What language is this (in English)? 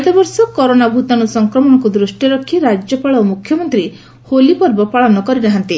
Odia